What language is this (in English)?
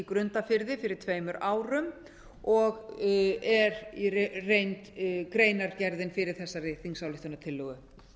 Icelandic